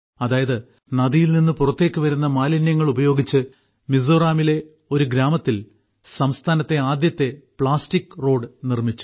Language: Malayalam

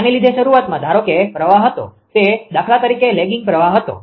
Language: Gujarati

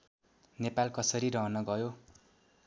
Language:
Nepali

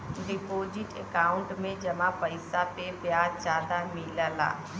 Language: Bhojpuri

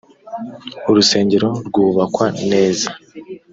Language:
Kinyarwanda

